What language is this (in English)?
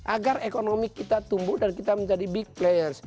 Indonesian